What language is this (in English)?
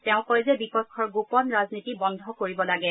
Assamese